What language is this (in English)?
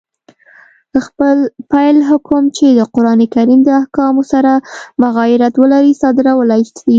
Pashto